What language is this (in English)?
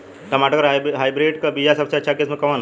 Bhojpuri